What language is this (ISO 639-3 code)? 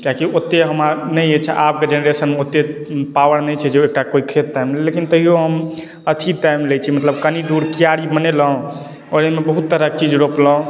mai